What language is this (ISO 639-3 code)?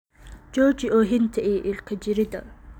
som